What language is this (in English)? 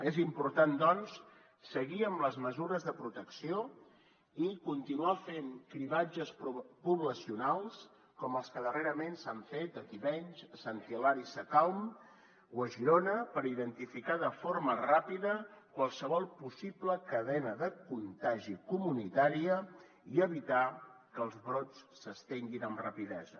Catalan